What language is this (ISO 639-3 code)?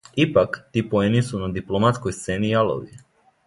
srp